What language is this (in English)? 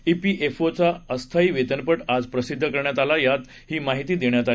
Marathi